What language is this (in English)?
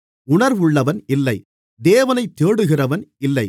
Tamil